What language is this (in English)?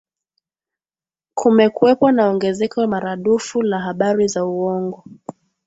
Swahili